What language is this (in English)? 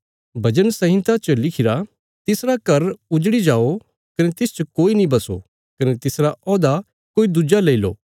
Bilaspuri